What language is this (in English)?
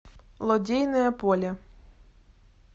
Russian